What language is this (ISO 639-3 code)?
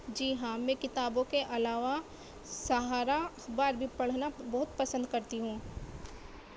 urd